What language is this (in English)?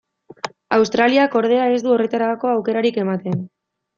Basque